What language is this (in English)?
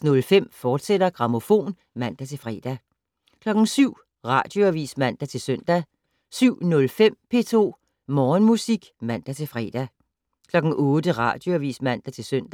Danish